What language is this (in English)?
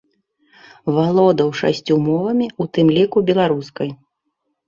Belarusian